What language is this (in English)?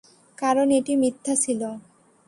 Bangla